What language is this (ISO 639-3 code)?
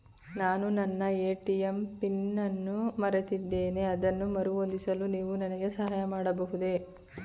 kan